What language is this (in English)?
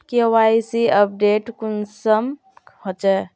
Magahi